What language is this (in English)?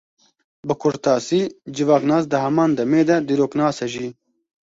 Kurdish